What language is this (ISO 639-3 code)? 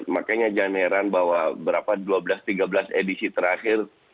ind